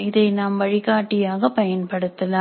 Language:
Tamil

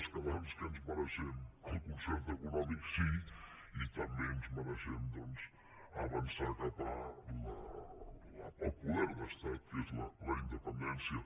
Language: Catalan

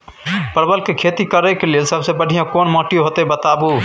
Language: Maithili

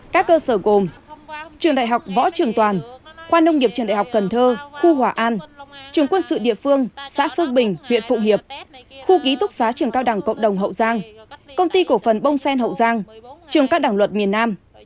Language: Vietnamese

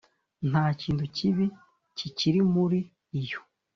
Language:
Kinyarwanda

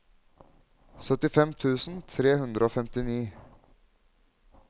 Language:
Norwegian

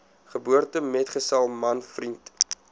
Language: Afrikaans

